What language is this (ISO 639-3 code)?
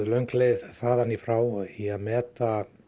isl